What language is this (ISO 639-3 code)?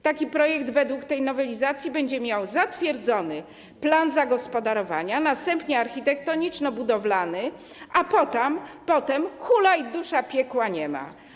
pol